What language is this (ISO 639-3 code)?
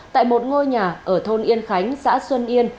vie